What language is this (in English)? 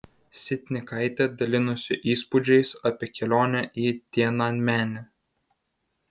Lithuanian